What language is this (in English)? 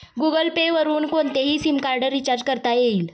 Marathi